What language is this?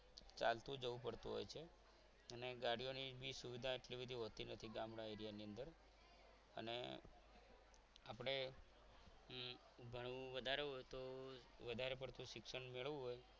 Gujarati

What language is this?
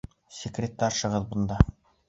Bashkir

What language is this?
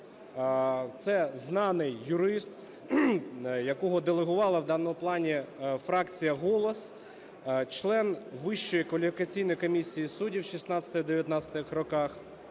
Ukrainian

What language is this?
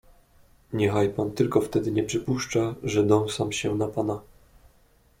Polish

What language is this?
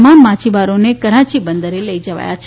Gujarati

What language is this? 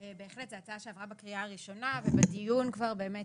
Hebrew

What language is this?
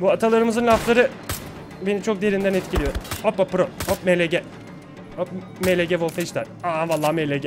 Turkish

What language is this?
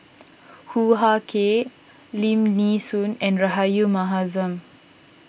English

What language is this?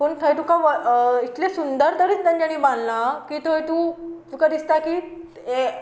Konkani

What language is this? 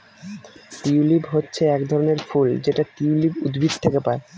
Bangla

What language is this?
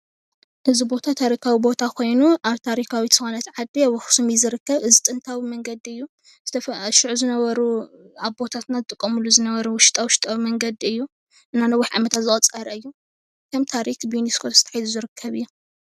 Tigrinya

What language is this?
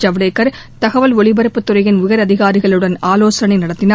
Tamil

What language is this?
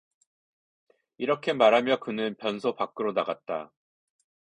Korean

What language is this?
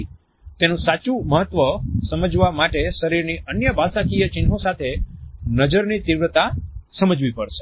Gujarati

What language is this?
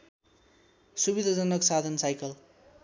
Nepali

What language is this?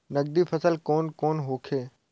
Bhojpuri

